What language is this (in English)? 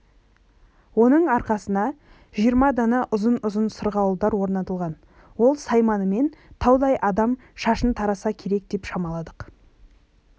Kazakh